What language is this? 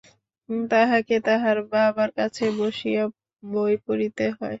Bangla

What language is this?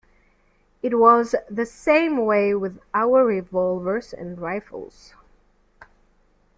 English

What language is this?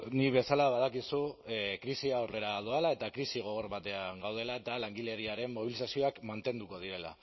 Basque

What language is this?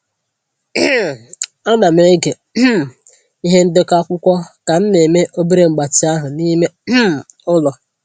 Igbo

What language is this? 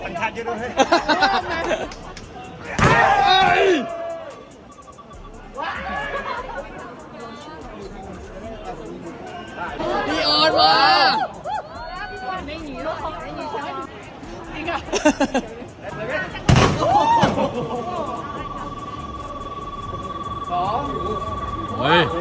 Thai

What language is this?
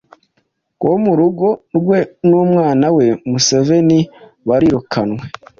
Kinyarwanda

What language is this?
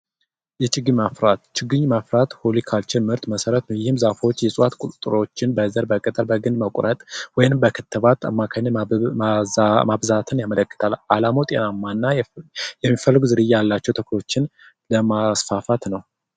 Amharic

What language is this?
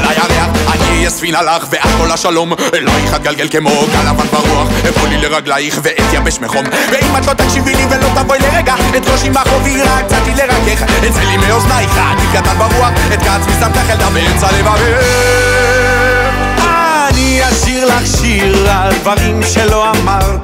Hebrew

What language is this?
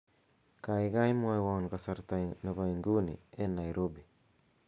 Kalenjin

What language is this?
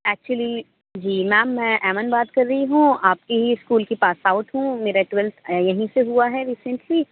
Urdu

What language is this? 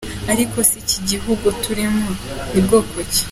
Kinyarwanda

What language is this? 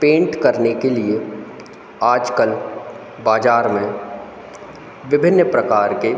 Hindi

